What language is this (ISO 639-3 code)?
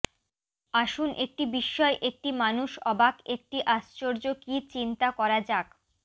ben